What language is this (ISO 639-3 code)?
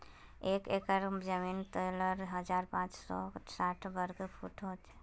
mag